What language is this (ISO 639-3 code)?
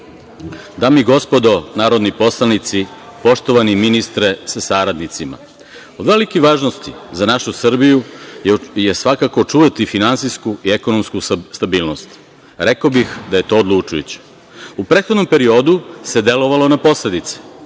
srp